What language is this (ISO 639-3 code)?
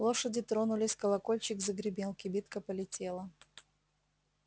rus